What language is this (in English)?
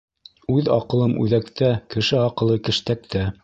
Bashkir